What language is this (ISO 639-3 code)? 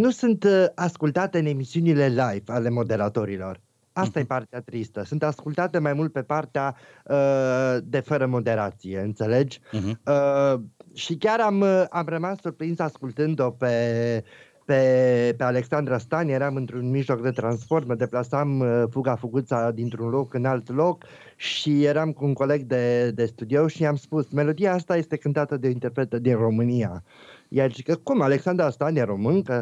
ron